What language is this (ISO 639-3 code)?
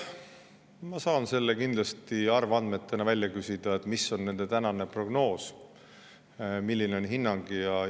est